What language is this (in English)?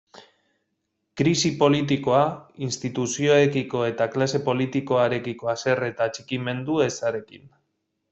Basque